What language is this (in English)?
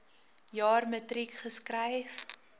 Afrikaans